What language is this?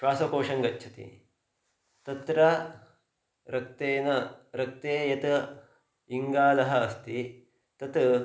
Sanskrit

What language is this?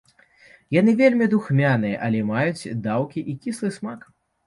Belarusian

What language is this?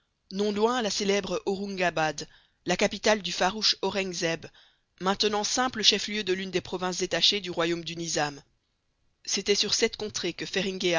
French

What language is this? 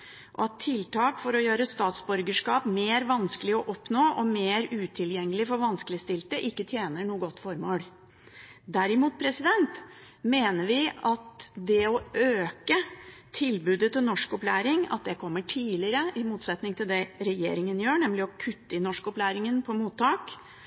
Norwegian Bokmål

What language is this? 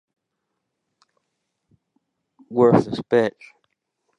English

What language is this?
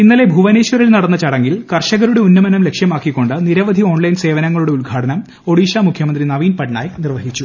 Malayalam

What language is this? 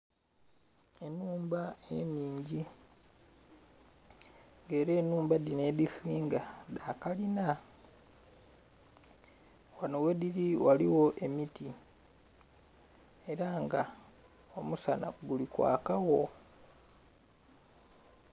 Soga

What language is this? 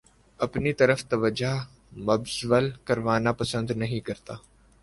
Urdu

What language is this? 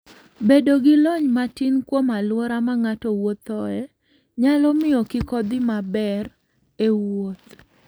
Luo (Kenya and Tanzania)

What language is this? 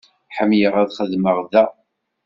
Kabyle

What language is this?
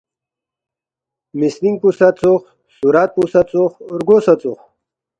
Balti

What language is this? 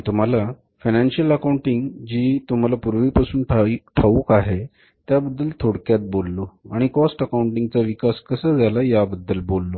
Marathi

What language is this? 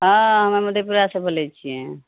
Maithili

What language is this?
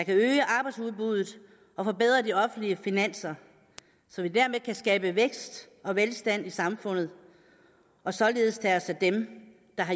Danish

